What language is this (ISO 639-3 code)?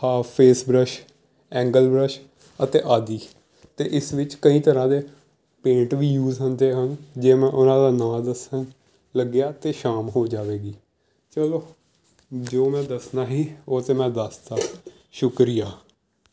pan